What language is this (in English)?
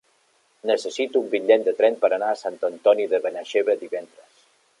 Catalan